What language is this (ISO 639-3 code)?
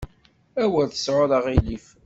kab